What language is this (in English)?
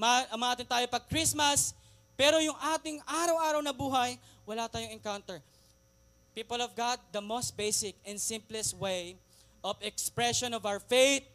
Filipino